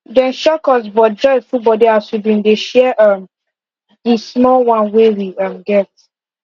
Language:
Nigerian Pidgin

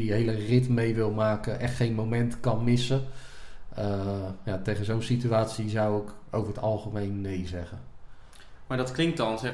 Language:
Dutch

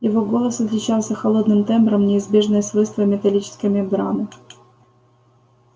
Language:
Russian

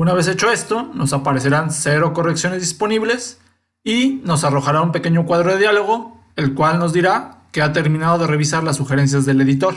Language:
Spanish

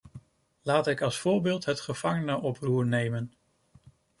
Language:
Dutch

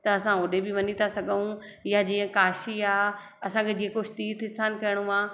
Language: Sindhi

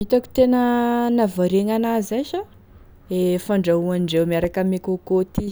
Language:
Tesaka Malagasy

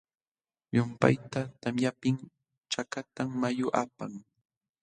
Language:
Jauja Wanca Quechua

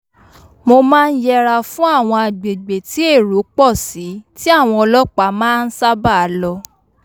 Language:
Yoruba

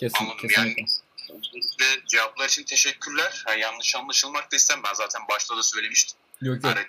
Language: Turkish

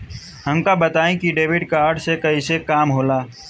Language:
Bhojpuri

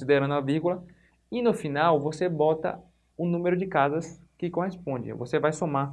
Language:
Portuguese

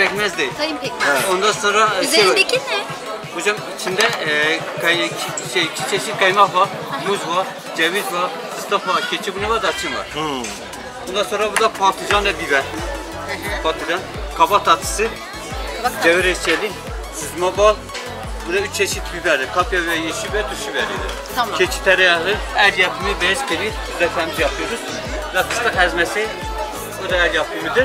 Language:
Turkish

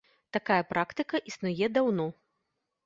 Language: Belarusian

